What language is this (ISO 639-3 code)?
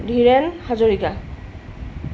asm